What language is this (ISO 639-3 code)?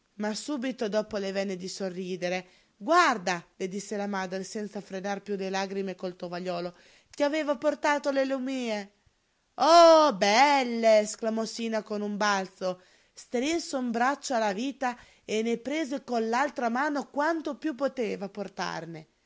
ita